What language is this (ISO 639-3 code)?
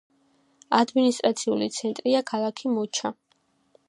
kat